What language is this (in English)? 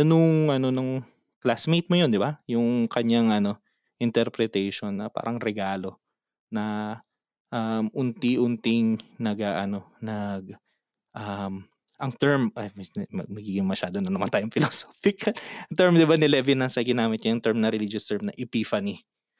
Filipino